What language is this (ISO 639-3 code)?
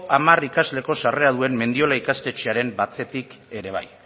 eus